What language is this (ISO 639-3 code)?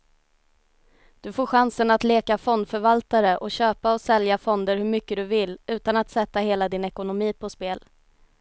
swe